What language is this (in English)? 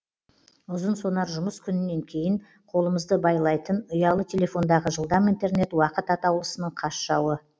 Kazakh